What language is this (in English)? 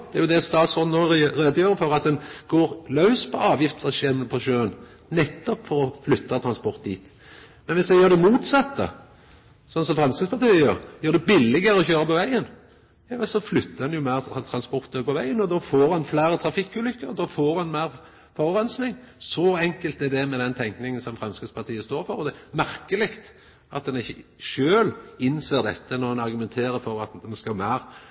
Norwegian Nynorsk